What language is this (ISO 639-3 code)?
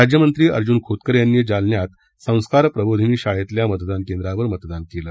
mar